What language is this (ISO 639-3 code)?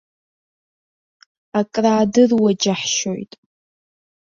abk